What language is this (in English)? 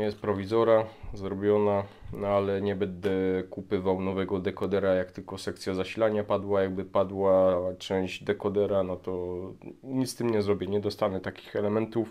Polish